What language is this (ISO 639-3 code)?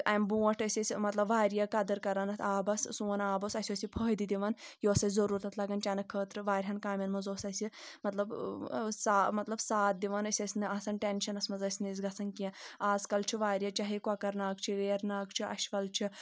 kas